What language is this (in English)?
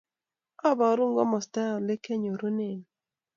Kalenjin